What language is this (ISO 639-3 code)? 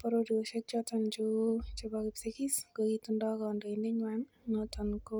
kln